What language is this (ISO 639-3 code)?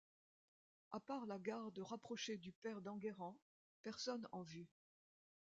fra